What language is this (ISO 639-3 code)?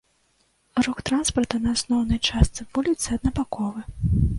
bel